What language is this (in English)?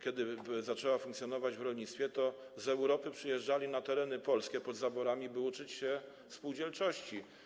Polish